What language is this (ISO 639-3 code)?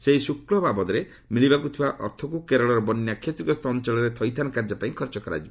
ori